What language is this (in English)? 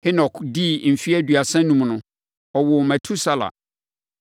Akan